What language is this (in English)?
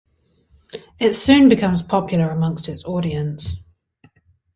English